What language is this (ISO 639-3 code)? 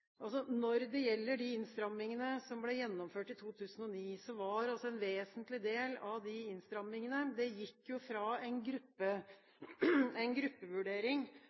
nob